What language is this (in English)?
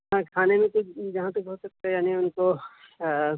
Urdu